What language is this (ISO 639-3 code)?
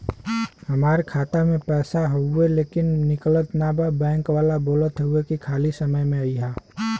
bho